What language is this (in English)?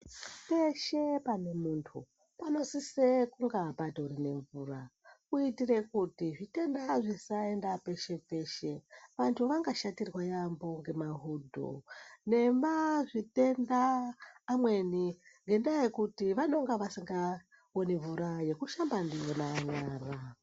Ndau